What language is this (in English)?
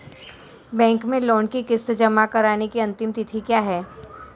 Hindi